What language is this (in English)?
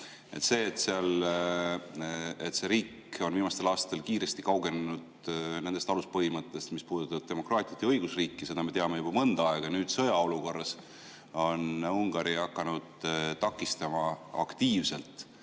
Estonian